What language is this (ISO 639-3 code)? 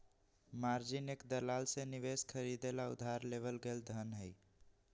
mag